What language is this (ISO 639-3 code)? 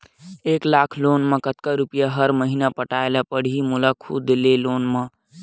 hne